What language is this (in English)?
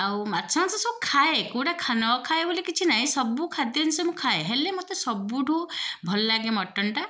Odia